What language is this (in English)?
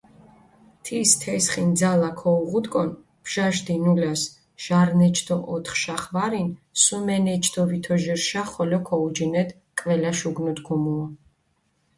Mingrelian